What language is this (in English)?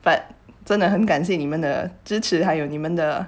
English